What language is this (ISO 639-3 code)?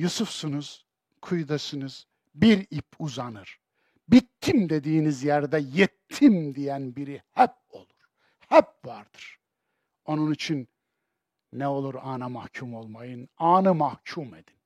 tur